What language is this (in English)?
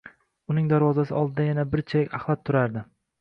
Uzbek